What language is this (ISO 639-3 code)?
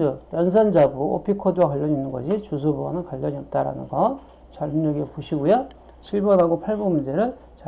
kor